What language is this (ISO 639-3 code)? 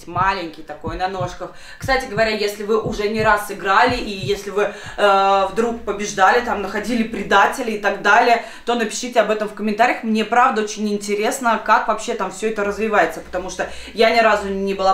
rus